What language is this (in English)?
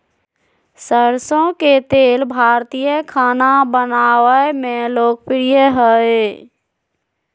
Magahi